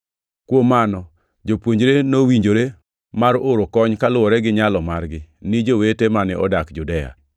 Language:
Luo (Kenya and Tanzania)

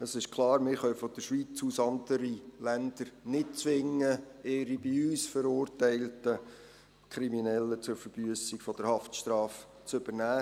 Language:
Swiss German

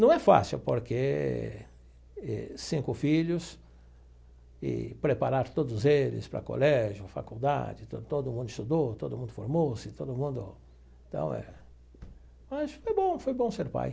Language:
Portuguese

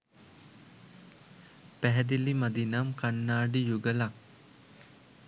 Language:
Sinhala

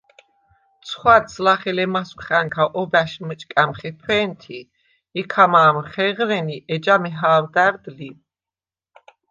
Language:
Svan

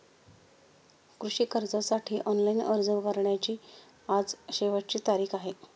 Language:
Marathi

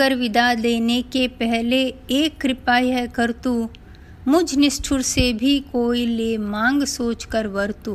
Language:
Hindi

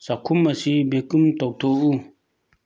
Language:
Manipuri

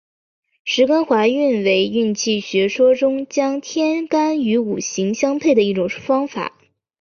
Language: Chinese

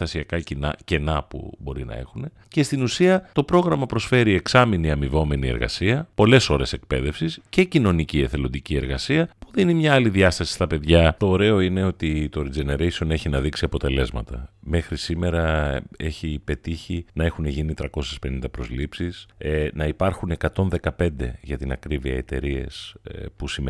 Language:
Greek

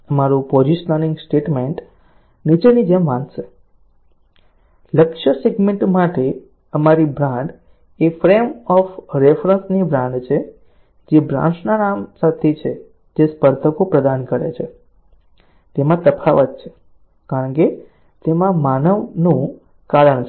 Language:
Gujarati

